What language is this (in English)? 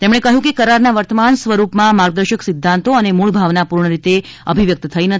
Gujarati